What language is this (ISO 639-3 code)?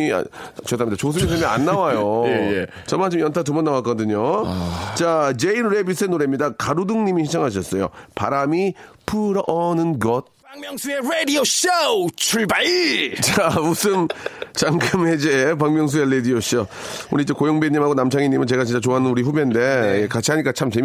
kor